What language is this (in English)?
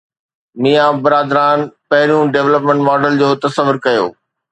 Sindhi